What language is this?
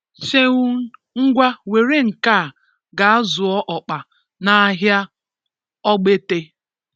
Igbo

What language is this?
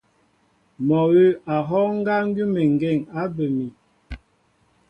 Mbo (Cameroon)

